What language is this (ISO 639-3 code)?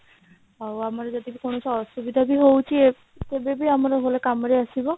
ori